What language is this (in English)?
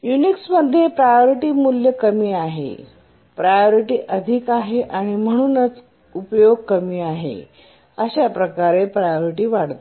Marathi